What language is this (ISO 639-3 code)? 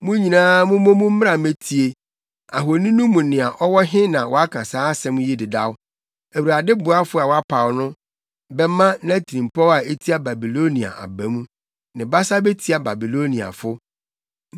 aka